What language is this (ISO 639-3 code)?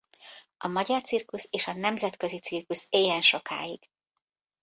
hun